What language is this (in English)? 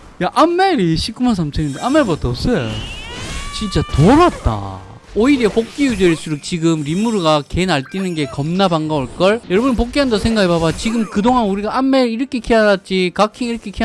Korean